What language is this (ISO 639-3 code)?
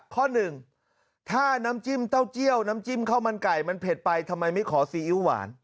tha